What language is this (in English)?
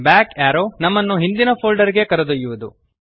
Kannada